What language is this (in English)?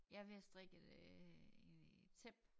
Danish